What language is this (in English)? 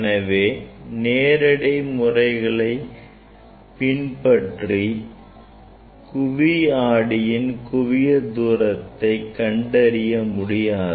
Tamil